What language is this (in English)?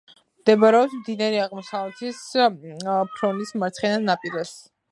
Georgian